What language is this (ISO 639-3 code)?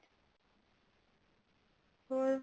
pan